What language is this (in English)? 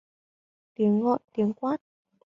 Vietnamese